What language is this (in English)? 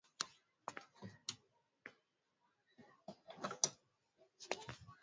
Swahili